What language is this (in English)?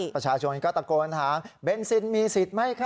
Thai